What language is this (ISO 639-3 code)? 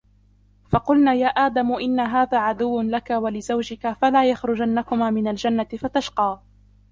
ara